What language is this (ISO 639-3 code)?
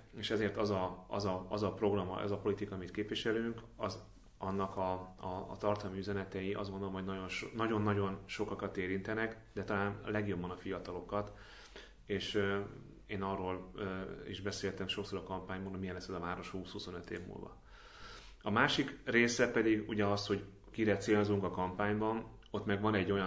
hun